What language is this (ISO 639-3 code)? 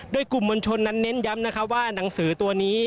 tha